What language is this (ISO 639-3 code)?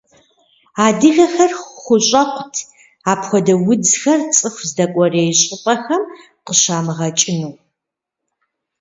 kbd